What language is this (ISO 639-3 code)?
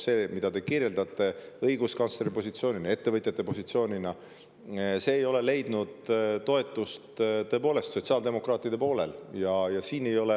est